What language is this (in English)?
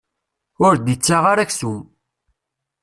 Kabyle